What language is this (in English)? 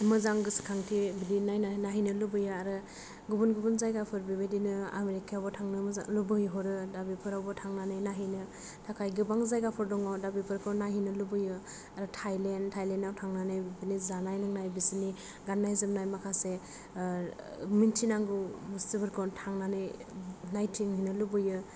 Bodo